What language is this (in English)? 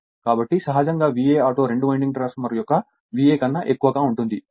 Telugu